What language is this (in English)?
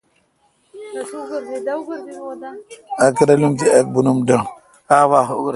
Kalkoti